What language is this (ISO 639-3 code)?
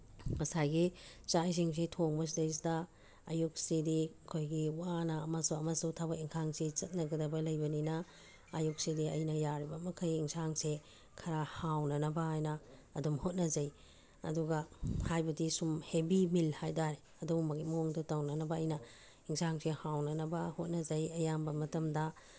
mni